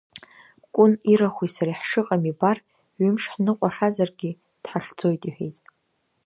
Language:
Abkhazian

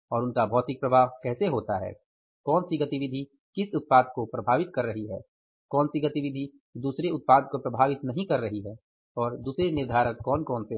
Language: Hindi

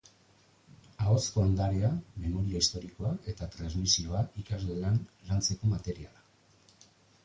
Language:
Basque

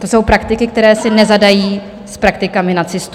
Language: Czech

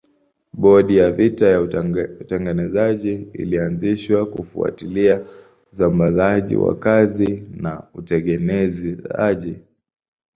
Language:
Swahili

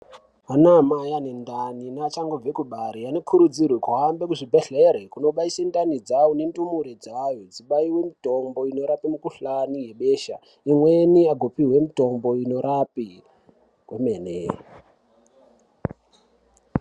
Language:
Ndau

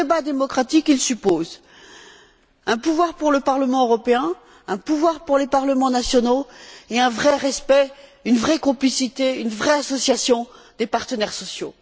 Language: French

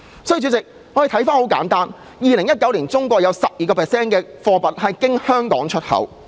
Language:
Cantonese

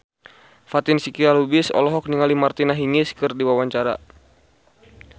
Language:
Sundanese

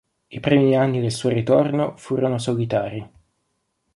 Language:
Italian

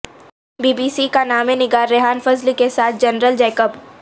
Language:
Urdu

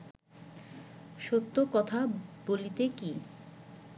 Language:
Bangla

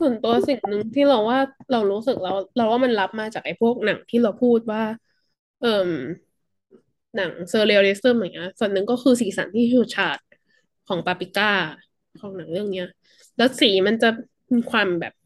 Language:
Thai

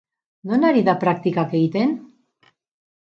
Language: Basque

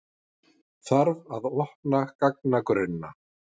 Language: Icelandic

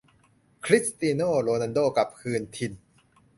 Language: Thai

